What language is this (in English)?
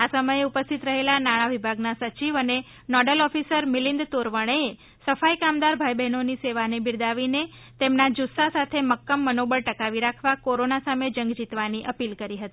Gujarati